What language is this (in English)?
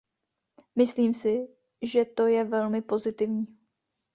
Czech